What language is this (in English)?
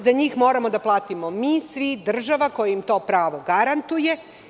Serbian